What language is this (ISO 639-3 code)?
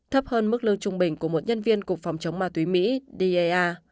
vie